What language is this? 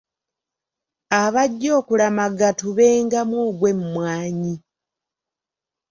Ganda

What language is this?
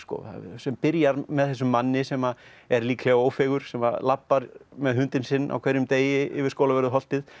Icelandic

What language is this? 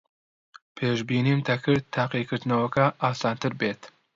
Central Kurdish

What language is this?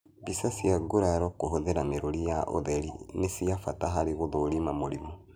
Kikuyu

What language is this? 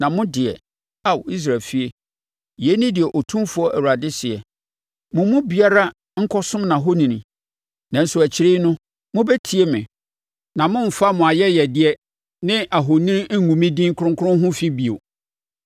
Akan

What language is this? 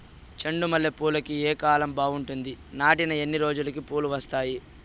Telugu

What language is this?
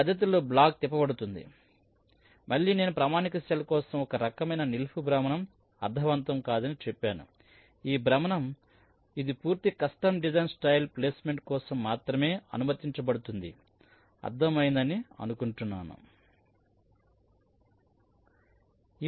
Telugu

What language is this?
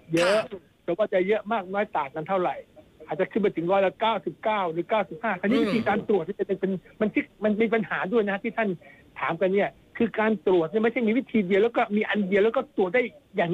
Thai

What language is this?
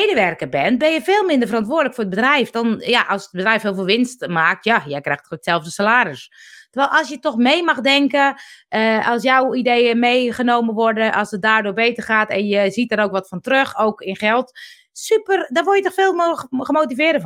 Dutch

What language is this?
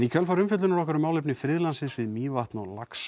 Icelandic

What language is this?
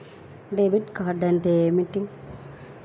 Telugu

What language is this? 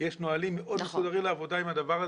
Hebrew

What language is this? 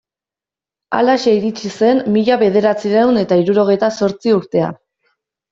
Basque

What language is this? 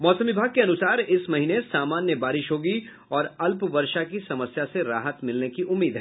Hindi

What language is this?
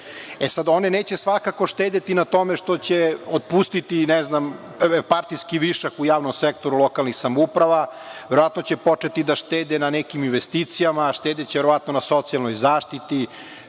Serbian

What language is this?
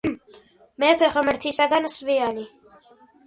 Georgian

